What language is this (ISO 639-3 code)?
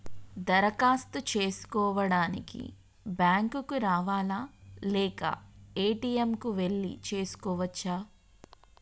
tel